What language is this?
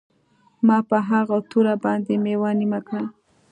Pashto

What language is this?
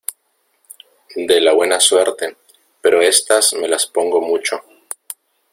Spanish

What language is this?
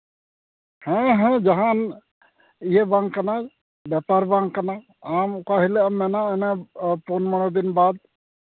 Santali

